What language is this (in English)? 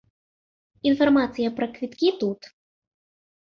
Belarusian